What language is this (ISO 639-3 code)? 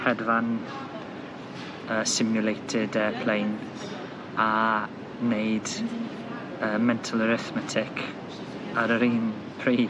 cym